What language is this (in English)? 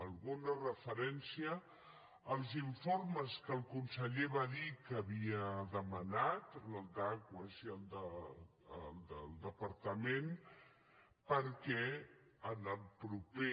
Catalan